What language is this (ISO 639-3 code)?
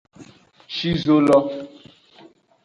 ajg